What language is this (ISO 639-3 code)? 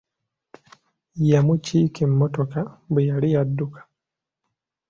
lug